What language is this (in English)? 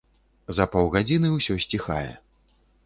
Belarusian